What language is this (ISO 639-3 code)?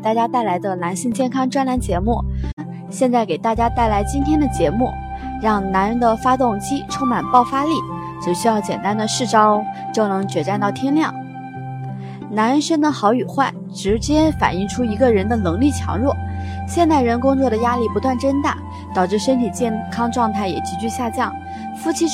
zho